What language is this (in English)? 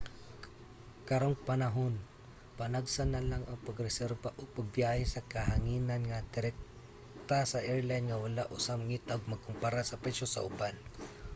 Cebuano